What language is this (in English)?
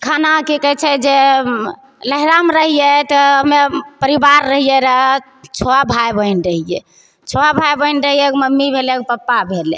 Maithili